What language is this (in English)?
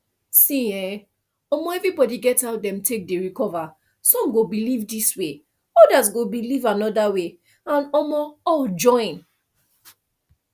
Nigerian Pidgin